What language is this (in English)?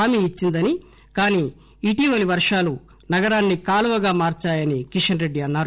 Telugu